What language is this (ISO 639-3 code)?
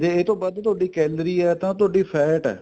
pan